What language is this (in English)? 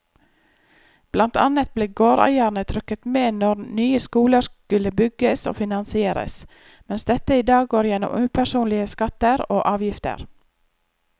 Norwegian